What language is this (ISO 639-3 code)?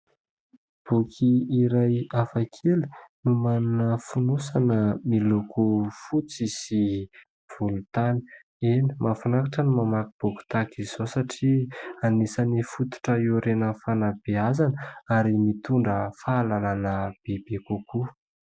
mlg